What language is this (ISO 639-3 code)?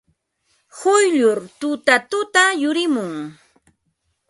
qva